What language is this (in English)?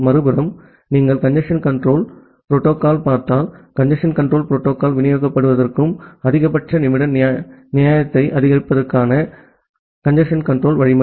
Tamil